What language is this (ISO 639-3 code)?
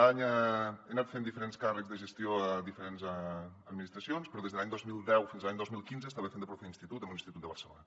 cat